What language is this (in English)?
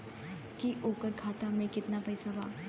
Bhojpuri